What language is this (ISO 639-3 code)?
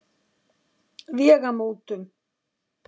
isl